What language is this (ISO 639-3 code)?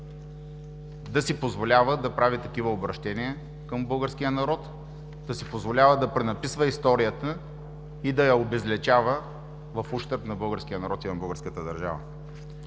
bul